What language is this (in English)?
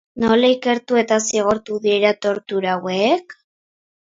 Basque